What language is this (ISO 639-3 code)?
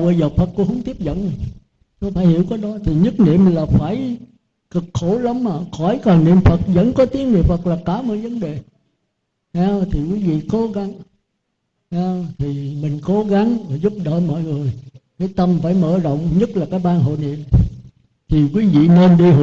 vie